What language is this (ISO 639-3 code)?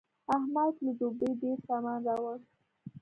pus